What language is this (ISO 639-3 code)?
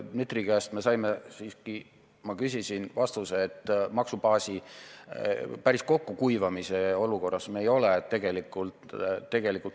est